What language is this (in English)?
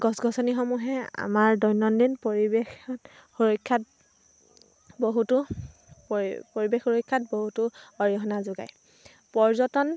Assamese